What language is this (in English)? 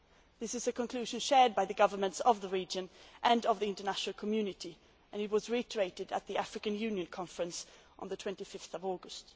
English